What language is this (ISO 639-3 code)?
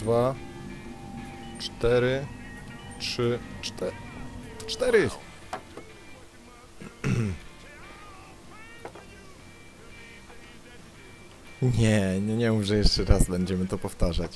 pol